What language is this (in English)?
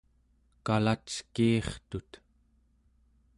Central Yupik